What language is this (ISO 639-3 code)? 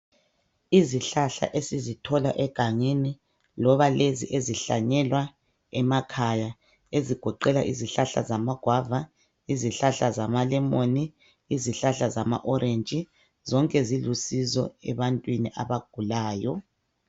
nde